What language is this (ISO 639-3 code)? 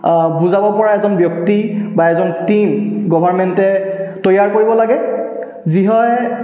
asm